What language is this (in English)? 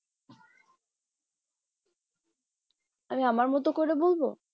Bangla